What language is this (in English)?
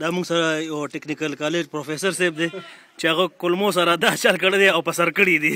Arabic